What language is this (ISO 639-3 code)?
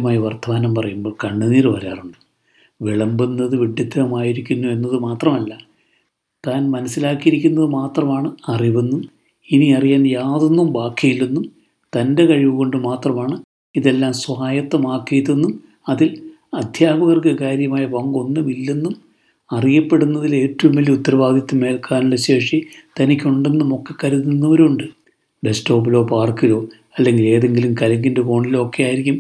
mal